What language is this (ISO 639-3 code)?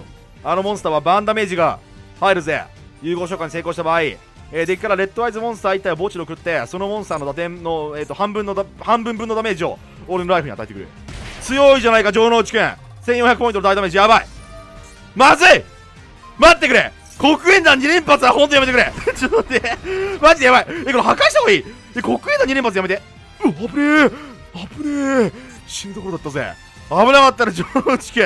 jpn